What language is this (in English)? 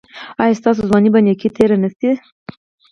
Pashto